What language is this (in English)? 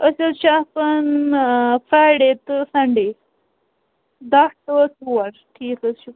Kashmiri